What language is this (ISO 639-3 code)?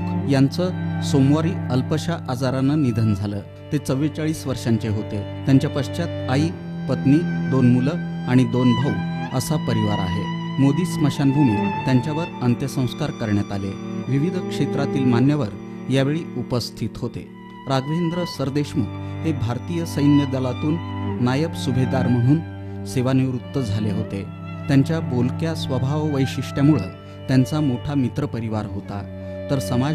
ron